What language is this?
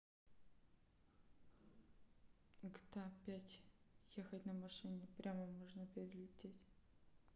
Russian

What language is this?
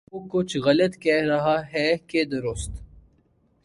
Urdu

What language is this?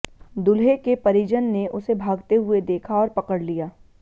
Hindi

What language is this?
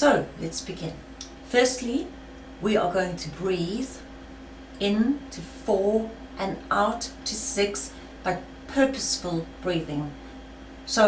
English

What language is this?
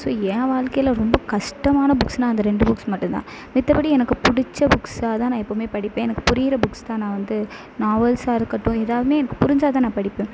Tamil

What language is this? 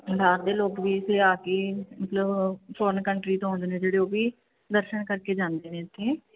Punjabi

